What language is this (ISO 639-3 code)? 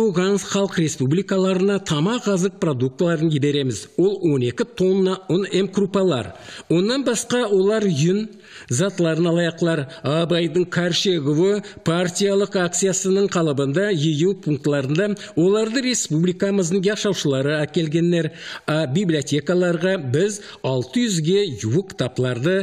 tur